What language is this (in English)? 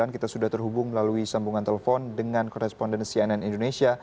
Indonesian